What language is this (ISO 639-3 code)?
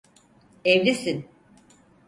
tur